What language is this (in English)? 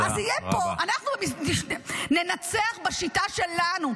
Hebrew